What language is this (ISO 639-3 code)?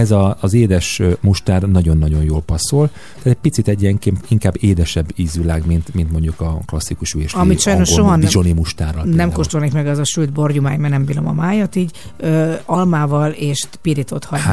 hun